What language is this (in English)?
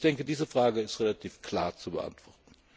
German